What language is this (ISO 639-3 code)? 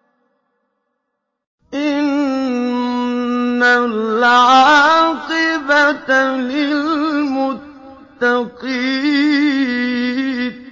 ara